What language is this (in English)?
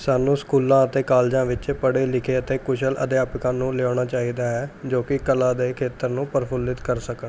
Punjabi